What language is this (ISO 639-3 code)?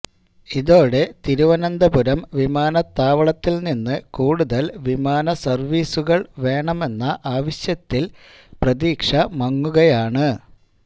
mal